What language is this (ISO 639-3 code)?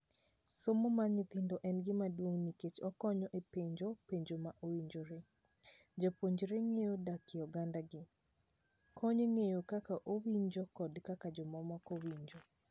luo